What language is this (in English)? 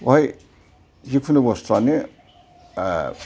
Bodo